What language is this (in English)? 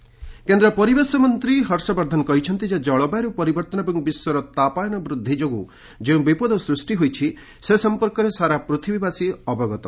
Odia